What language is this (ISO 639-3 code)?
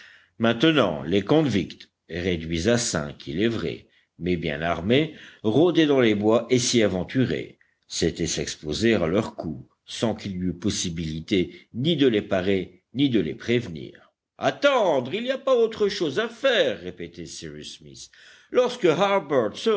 fra